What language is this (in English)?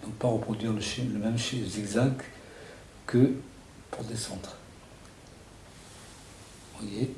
French